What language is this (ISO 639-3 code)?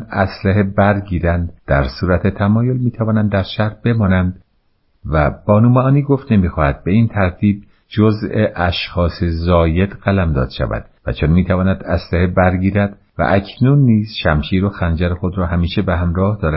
fas